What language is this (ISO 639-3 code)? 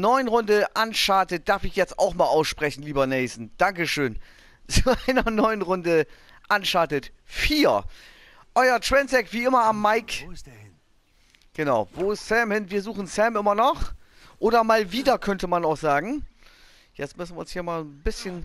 deu